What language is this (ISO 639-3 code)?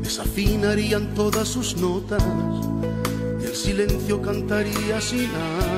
ara